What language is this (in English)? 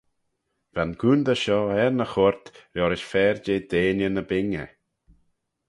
Manx